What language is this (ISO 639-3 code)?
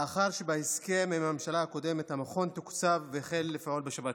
heb